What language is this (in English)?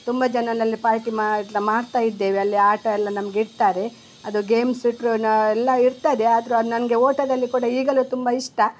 Kannada